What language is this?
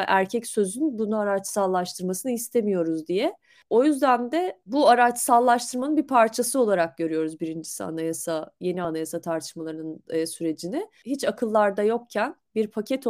Turkish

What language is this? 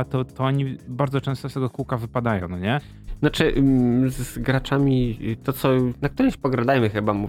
Polish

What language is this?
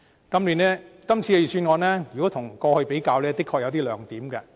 Cantonese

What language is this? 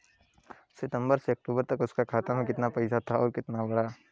Bhojpuri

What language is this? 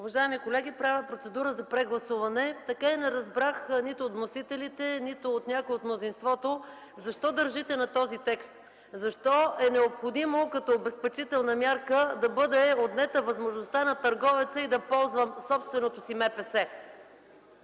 Bulgarian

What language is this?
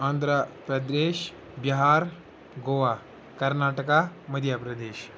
Kashmiri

